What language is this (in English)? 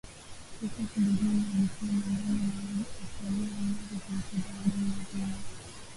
Swahili